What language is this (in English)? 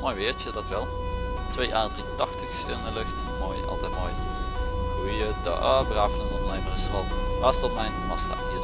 Dutch